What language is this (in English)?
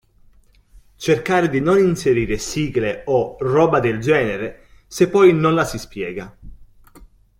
Italian